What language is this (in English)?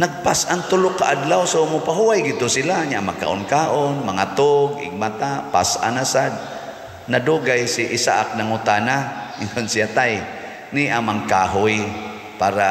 Filipino